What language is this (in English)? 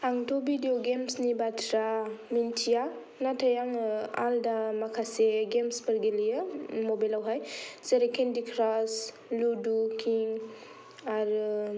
Bodo